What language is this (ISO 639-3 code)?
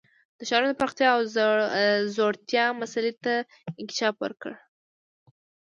pus